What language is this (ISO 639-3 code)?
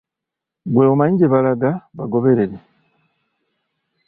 lug